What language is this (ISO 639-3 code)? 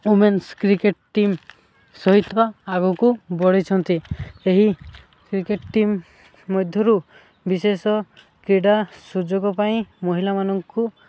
ori